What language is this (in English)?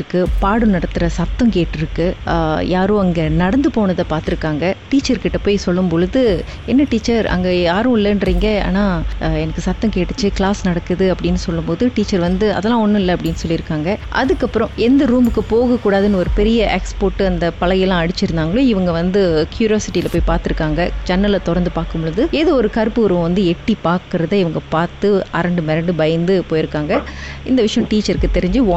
Tamil